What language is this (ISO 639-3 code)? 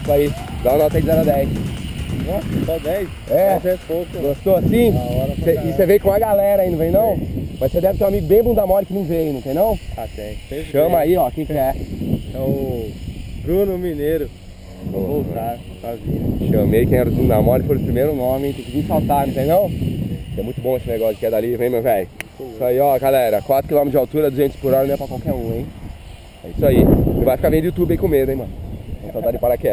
por